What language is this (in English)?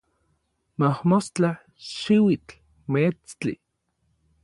Orizaba Nahuatl